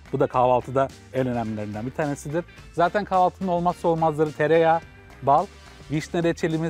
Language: Turkish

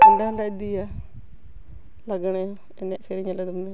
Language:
Santali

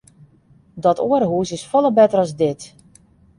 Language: Western Frisian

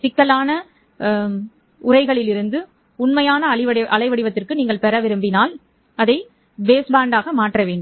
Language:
Tamil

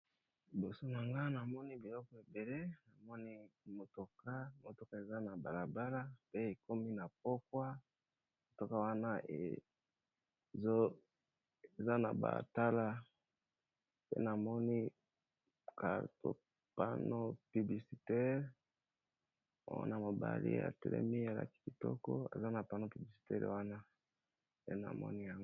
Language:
Lingala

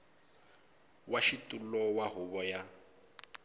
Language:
Tsonga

